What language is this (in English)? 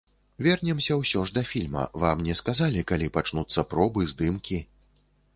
Belarusian